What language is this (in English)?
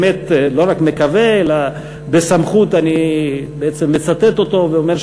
Hebrew